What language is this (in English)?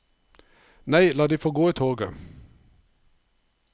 Norwegian